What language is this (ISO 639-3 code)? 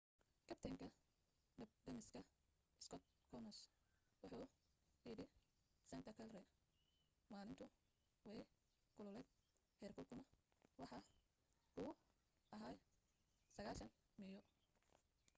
som